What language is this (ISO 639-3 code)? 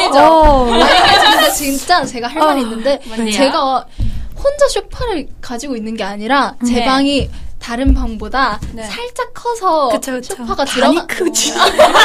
kor